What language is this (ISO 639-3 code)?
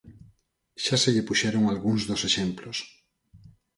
glg